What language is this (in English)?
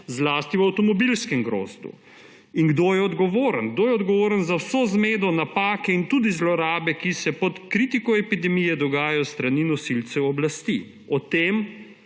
Slovenian